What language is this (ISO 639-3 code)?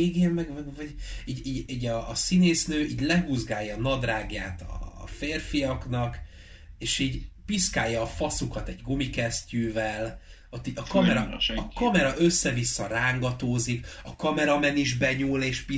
hun